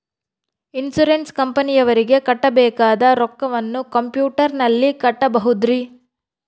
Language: Kannada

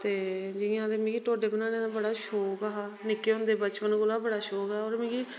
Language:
Dogri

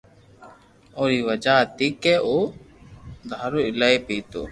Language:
Loarki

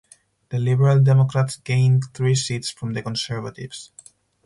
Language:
English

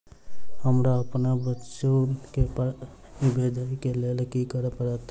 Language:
Maithili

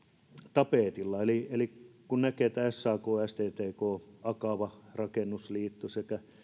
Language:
Finnish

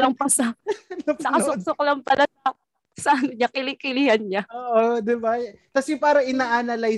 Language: Filipino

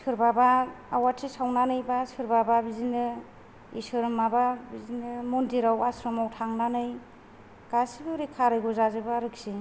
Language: Bodo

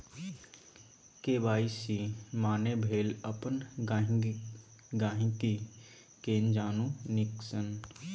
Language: Maithili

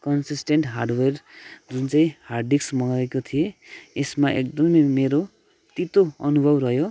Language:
Nepali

